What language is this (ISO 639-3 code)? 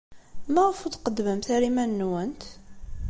kab